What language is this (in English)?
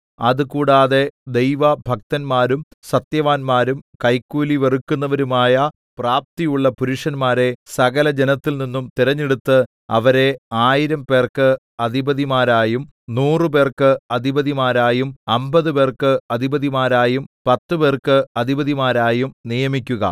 Malayalam